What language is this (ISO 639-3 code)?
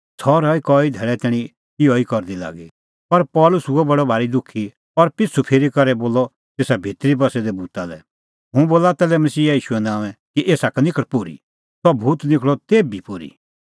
kfx